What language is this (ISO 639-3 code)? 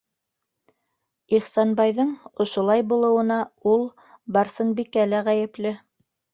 bak